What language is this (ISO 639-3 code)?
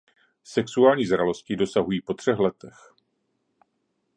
ces